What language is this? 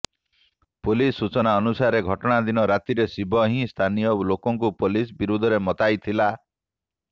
Odia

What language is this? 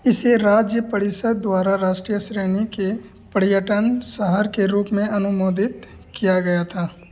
Hindi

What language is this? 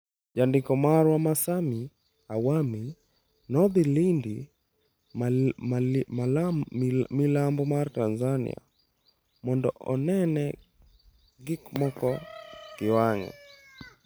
Luo (Kenya and Tanzania)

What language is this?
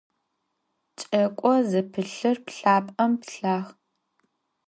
Adyghe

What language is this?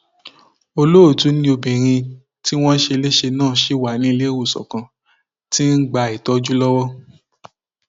Yoruba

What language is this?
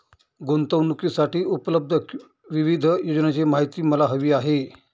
Marathi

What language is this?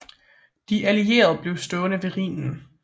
Danish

